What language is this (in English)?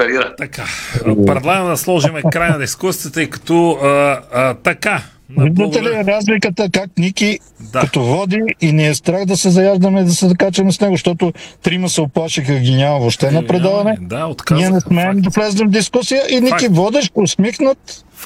Bulgarian